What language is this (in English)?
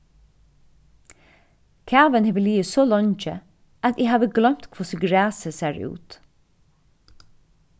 Faroese